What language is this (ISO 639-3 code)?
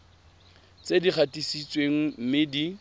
tsn